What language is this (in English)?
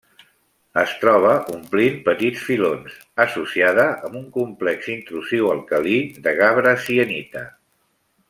Catalan